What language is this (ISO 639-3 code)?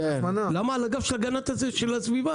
heb